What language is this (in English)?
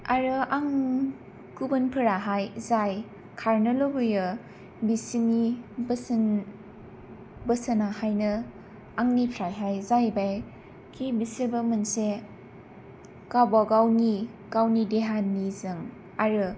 Bodo